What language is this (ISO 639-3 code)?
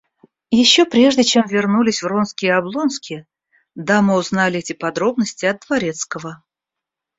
rus